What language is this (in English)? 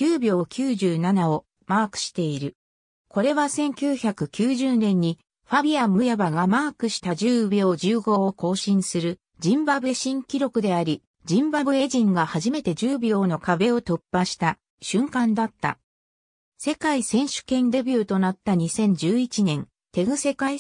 Japanese